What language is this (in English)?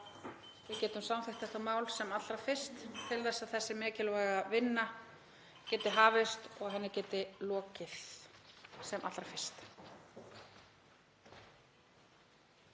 Icelandic